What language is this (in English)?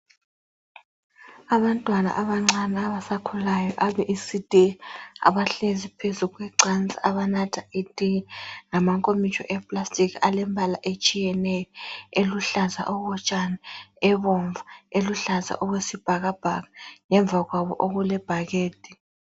North Ndebele